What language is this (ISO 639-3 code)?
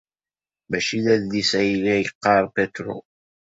kab